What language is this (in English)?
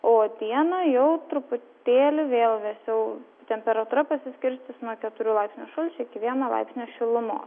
Lithuanian